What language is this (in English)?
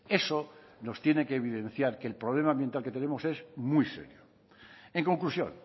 Spanish